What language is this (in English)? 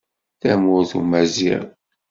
Kabyle